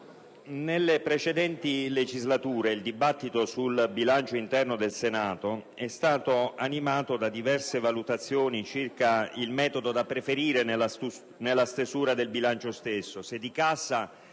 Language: Italian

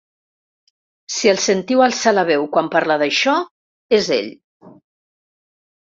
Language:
Catalan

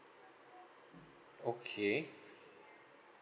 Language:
English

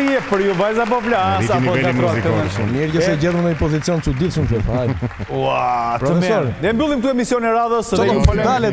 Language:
Romanian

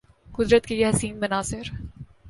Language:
Urdu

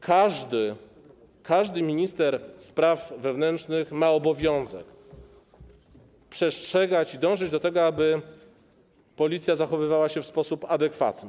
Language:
Polish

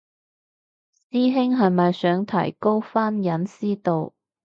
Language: Cantonese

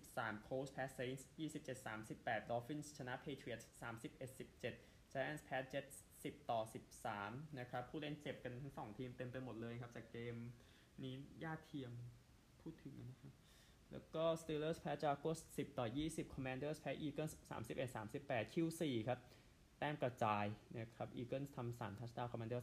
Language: Thai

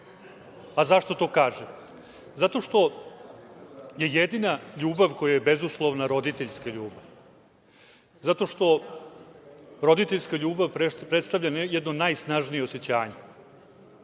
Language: Serbian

